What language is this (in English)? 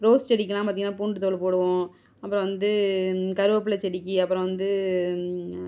Tamil